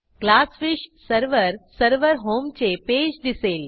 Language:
Marathi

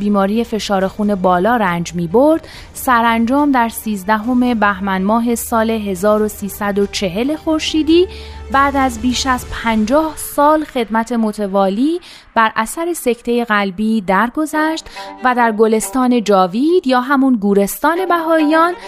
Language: Persian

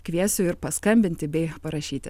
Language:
Lithuanian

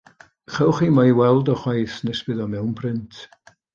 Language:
Welsh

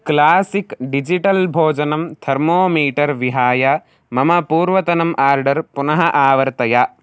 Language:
Sanskrit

